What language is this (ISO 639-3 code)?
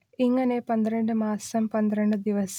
mal